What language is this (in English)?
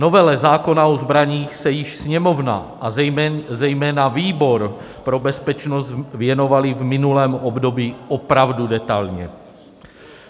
Czech